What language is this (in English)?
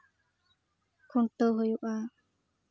Santali